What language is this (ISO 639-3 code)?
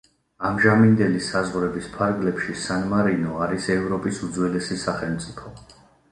kat